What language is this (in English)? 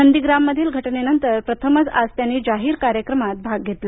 Marathi